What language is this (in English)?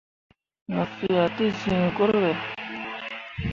Mundang